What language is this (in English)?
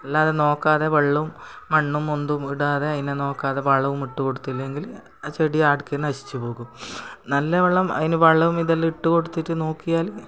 Malayalam